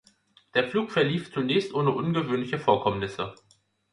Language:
German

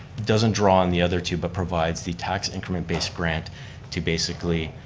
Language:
English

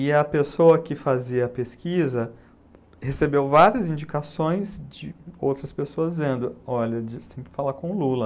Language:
Portuguese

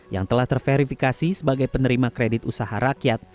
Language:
Indonesian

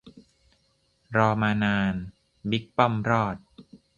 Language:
Thai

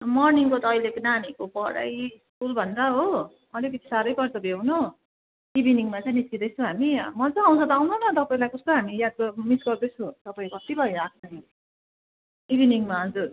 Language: Nepali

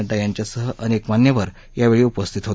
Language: Marathi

